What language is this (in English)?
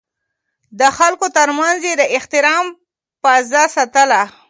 Pashto